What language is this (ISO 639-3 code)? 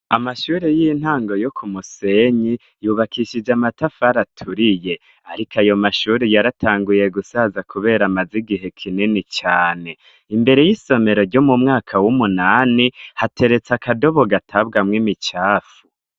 run